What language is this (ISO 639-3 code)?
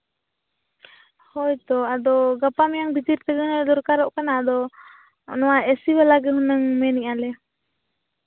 sat